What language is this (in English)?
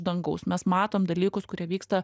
Lithuanian